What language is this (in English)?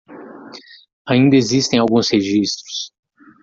Portuguese